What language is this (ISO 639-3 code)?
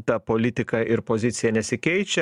lit